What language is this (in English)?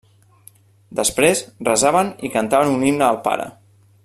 Catalan